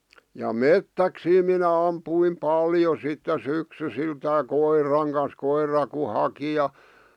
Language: Finnish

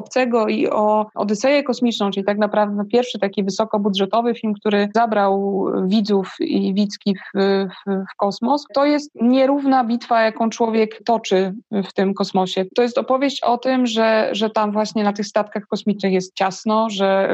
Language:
Polish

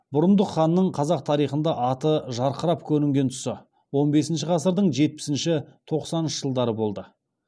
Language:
Kazakh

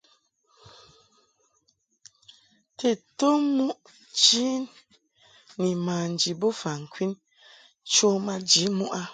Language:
Mungaka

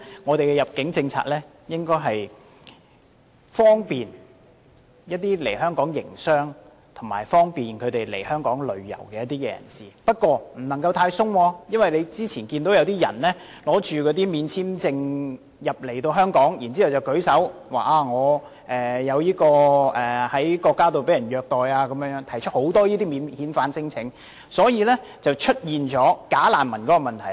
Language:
Cantonese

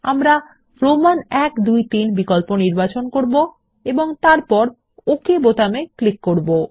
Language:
Bangla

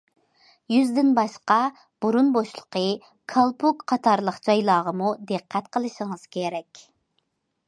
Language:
Uyghur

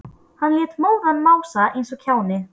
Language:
Icelandic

